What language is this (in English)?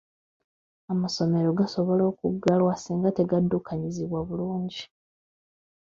Ganda